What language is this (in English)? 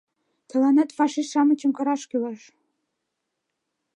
Mari